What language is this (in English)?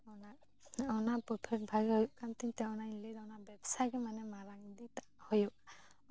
Santali